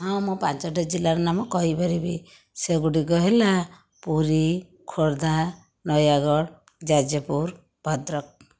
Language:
Odia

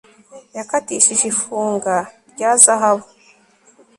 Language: Kinyarwanda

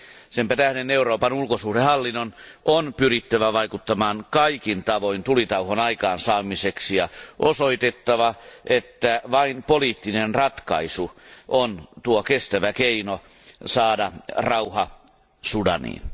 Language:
Finnish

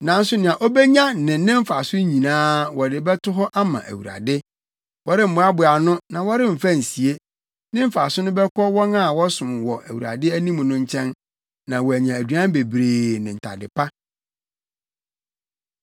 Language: Akan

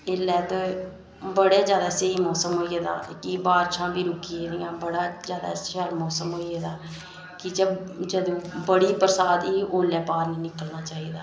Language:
Dogri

